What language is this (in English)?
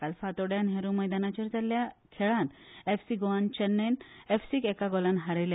Konkani